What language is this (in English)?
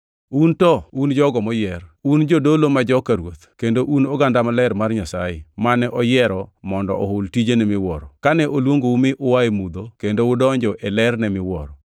Luo (Kenya and Tanzania)